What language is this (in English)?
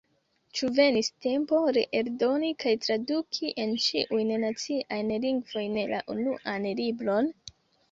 Esperanto